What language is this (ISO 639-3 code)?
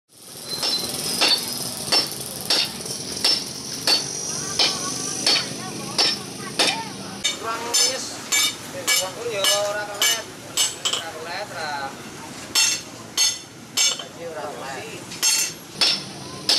ind